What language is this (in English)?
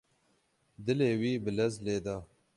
Kurdish